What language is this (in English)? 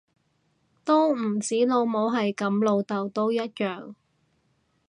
Cantonese